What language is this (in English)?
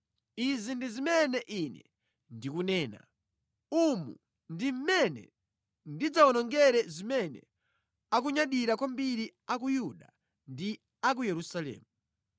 Nyanja